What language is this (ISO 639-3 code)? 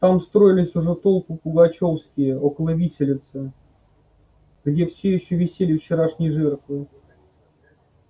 rus